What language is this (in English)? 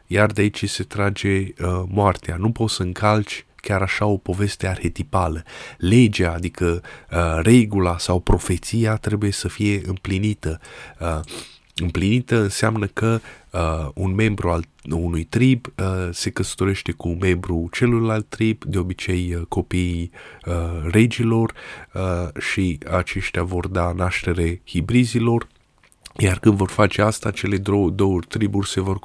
Romanian